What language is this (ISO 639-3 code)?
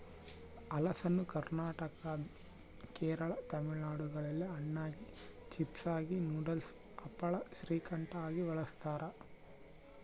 kan